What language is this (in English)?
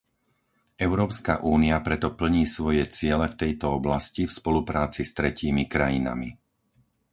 Slovak